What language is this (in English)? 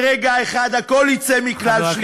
Hebrew